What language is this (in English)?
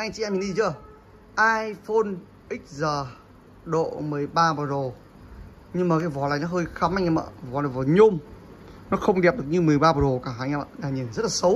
Vietnamese